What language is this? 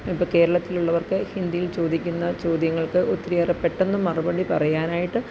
Malayalam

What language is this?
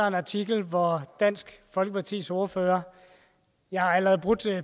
Danish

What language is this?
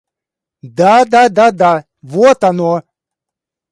Russian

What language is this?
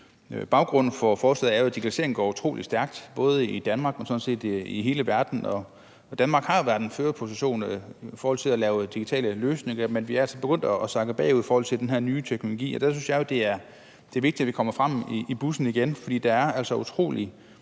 Danish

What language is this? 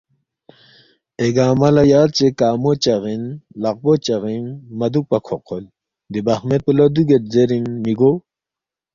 Balti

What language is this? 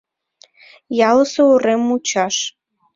Mari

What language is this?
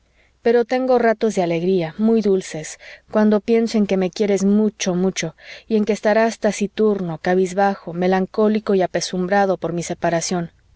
Spanish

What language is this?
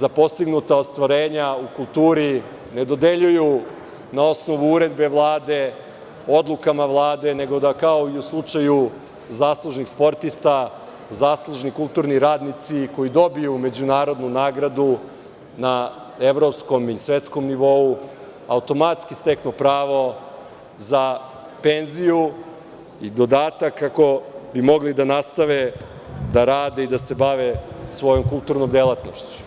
Serbian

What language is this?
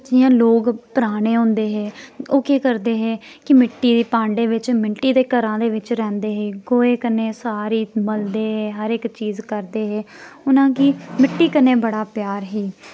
Dogri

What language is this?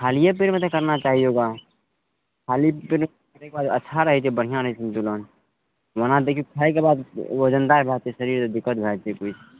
Maithili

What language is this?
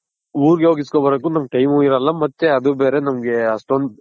Kannada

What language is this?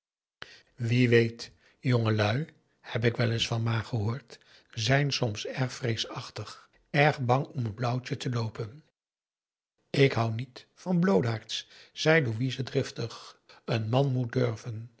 Dutch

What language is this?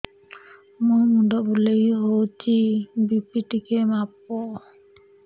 Odia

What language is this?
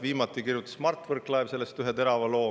Estonian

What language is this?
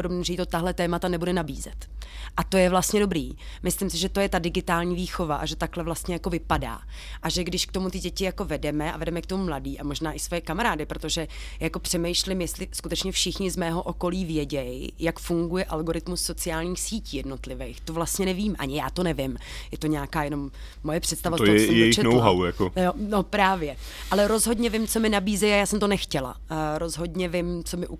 Czech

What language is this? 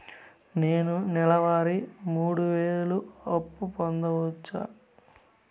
Telugu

